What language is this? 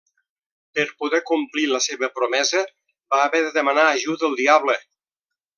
Catalan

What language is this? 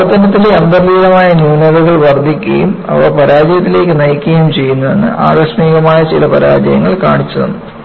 Malayalam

